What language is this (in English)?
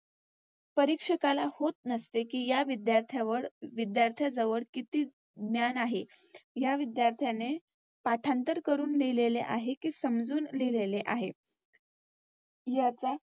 Marathi